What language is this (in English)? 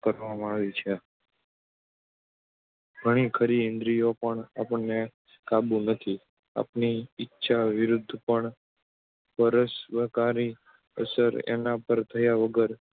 Gujarati